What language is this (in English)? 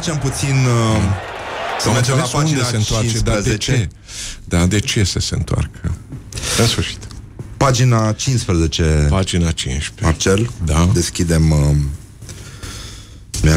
Romanian